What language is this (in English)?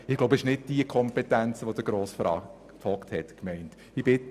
Swiss German